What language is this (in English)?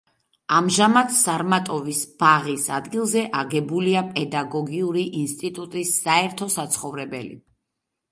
Georgian